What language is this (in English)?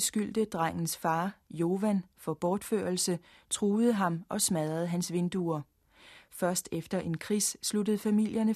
Danish